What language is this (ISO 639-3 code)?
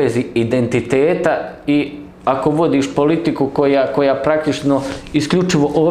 hrv